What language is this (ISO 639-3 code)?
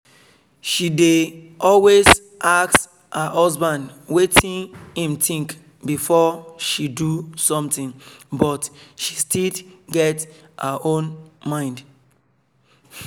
pcm